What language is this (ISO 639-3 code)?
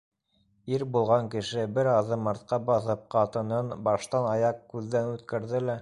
bak